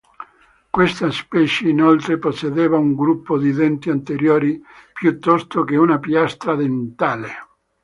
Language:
Italian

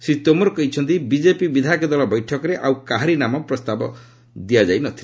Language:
Odia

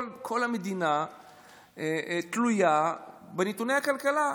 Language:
Hebrew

